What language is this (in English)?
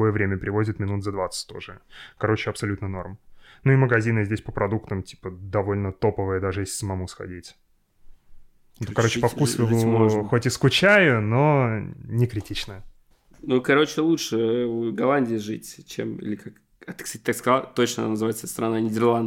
Russian